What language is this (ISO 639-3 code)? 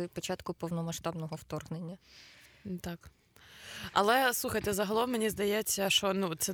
ukr